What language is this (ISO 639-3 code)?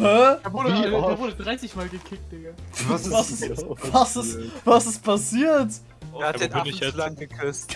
deu